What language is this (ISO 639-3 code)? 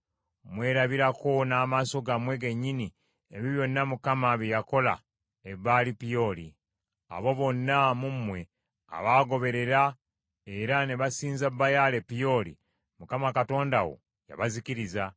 lug